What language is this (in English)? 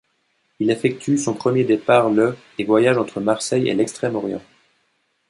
French